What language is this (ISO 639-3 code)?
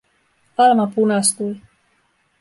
fin